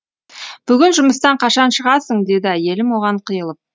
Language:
Kazakh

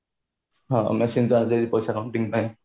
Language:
Odia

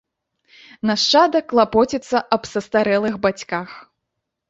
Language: Belarusian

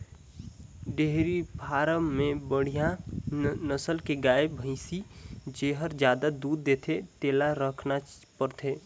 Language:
Chhattisgarhi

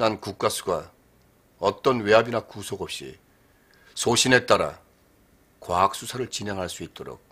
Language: Korean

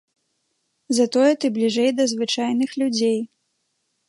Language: Belarusian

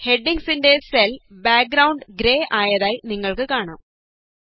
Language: Malayalam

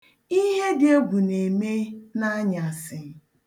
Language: Igbo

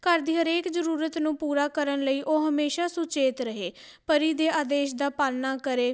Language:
Punjabi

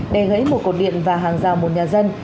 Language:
Vietnamese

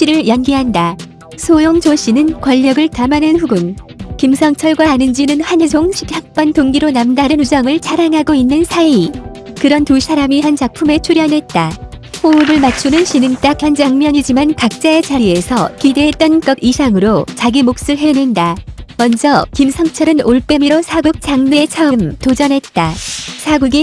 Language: Korean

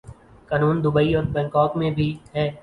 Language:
Urdu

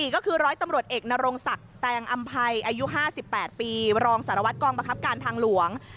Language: Thai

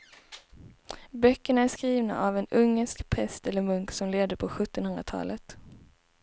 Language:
Swedish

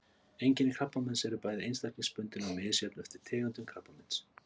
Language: Icelandic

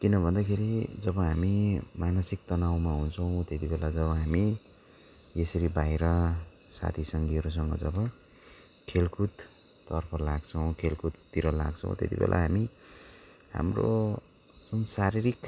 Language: Nepali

